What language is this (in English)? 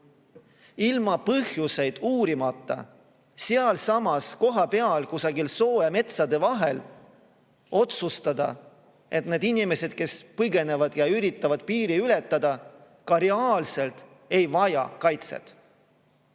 Estonian